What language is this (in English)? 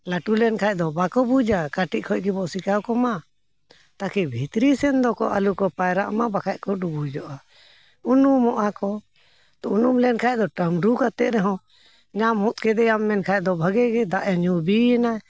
Santali